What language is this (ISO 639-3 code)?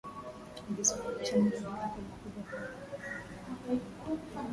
swa